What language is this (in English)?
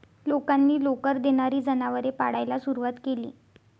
Marathi